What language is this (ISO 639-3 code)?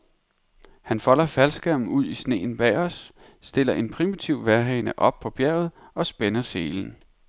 dan